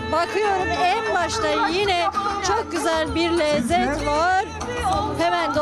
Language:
Turkish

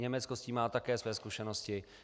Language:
Czech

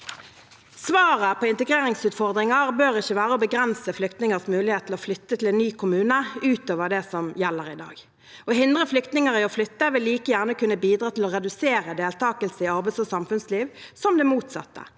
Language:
Norwegian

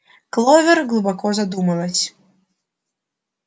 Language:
Russian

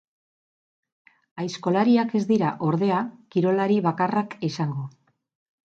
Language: Basque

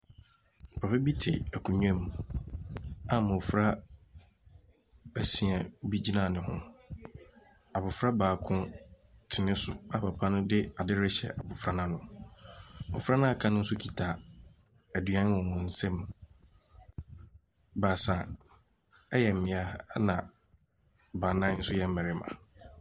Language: Akan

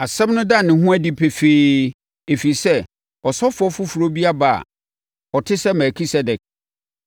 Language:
Akan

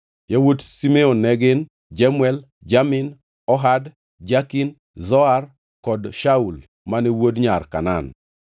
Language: Luo (Kenya and Tanzania)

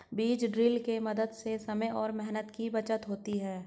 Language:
Hindi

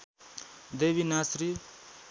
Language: Nepali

